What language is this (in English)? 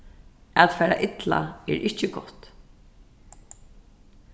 Faroese